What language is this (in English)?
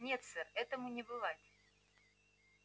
Russian